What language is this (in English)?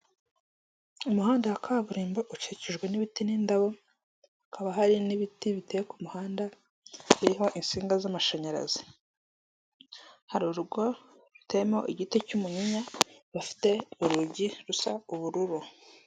Kinyarwanda